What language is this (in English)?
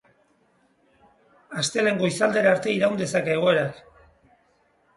Basque